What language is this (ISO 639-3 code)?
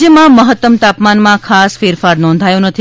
guj